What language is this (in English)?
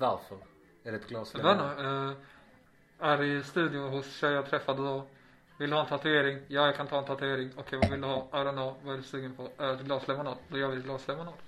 Swedish